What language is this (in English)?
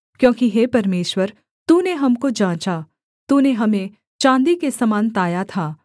Hindi